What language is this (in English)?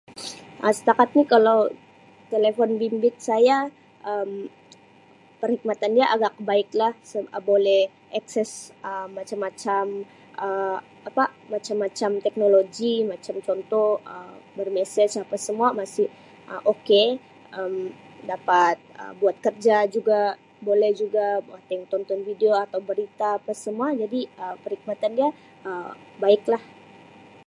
Sabah Malay